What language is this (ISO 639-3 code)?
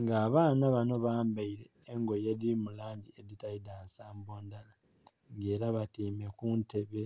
xog